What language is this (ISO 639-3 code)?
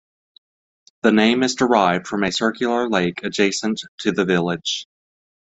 eng